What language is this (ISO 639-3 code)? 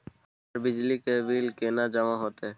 mai